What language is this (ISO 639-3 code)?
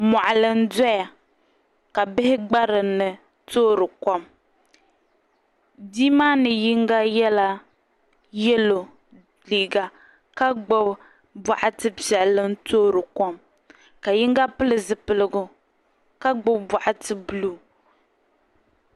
dag